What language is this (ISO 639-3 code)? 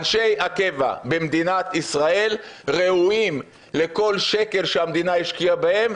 heb